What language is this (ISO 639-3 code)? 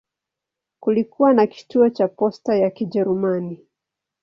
swa